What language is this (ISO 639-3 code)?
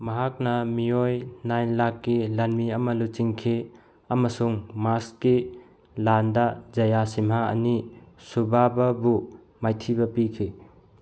mni